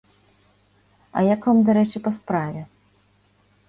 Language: Belarusian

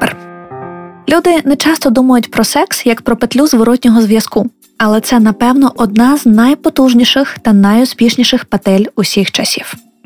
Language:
Ukrainian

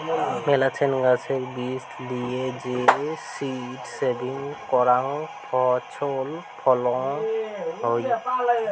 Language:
Bangla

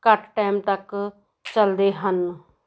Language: Punjabi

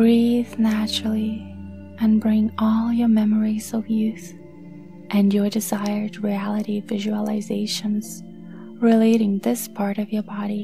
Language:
English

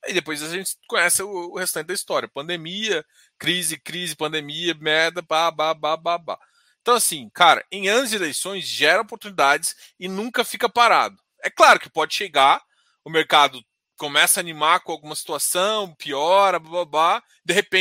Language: Portuguese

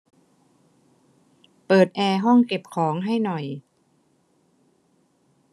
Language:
Thai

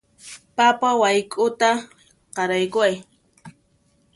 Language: Puno Quechua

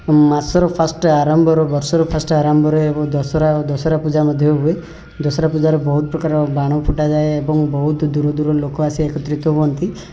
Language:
Odia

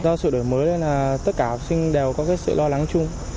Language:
Vietnamese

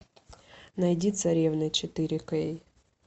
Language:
Russian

